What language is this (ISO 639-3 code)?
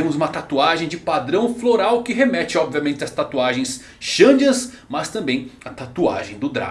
por